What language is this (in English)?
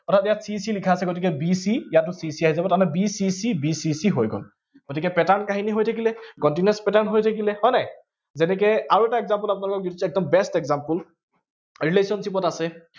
Assamese